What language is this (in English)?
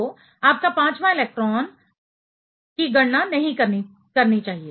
Hindi